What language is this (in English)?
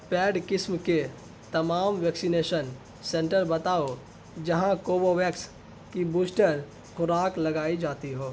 Urdu